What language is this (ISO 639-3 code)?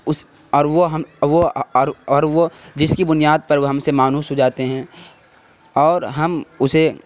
urd